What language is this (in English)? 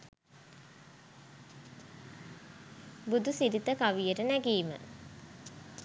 Sinhala